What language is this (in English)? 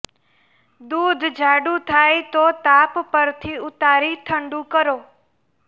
Gujarati